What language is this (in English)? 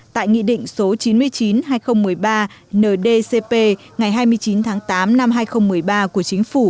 Vietnamese